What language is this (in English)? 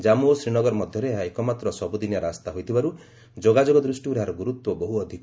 Odia